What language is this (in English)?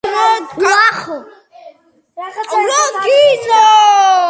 Georgian